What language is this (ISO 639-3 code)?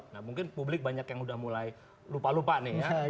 ind